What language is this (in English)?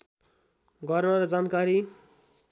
Nepali